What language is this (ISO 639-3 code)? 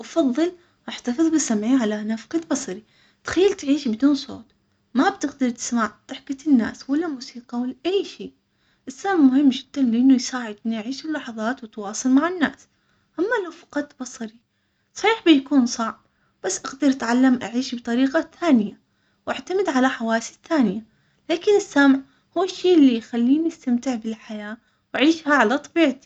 acx